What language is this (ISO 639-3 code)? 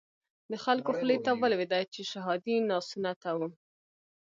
pus